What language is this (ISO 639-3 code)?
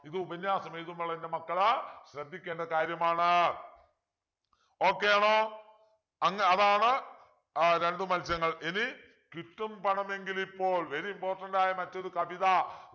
mal